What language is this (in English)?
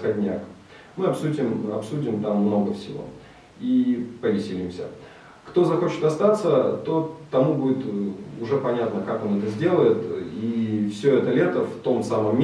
Russian